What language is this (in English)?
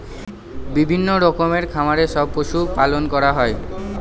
Bangla